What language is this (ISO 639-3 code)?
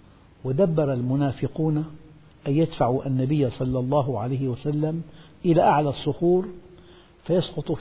ara